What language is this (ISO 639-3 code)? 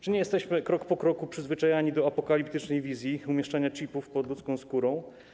pol